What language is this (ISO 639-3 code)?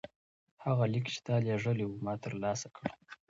pus